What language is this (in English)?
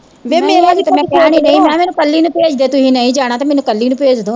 Punjabi